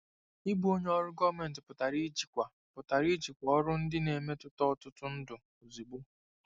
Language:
Igbo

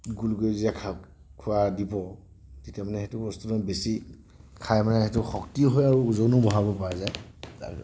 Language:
Assamese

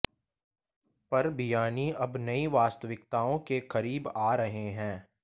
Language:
Hindi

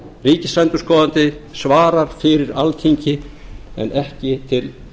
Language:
Icelandic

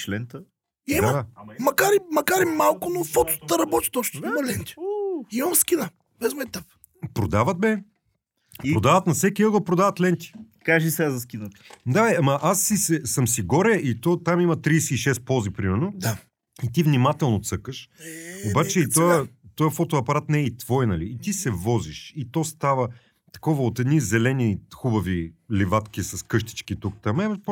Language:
Bulgarian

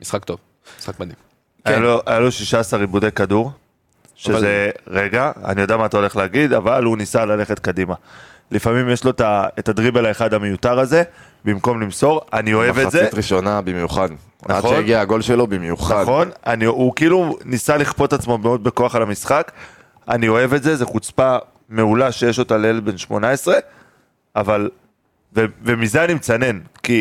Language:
Hebrew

